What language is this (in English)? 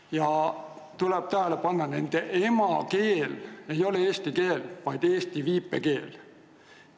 Estonian